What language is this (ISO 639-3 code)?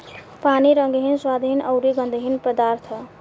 bho